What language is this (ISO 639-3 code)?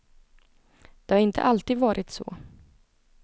swe